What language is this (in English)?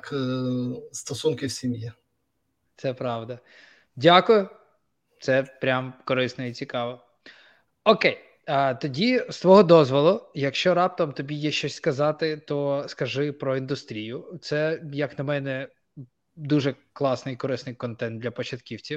Ukrainian